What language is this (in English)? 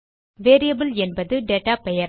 Tamil